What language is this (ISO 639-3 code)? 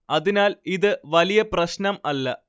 mal